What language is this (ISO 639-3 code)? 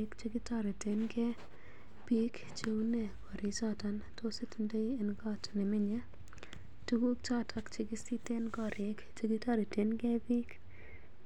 kln